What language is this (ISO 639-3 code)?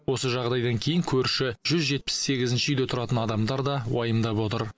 kaz